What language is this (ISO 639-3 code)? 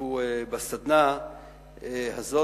heb